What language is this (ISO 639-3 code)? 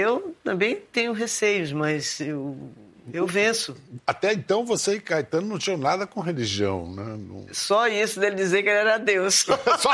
por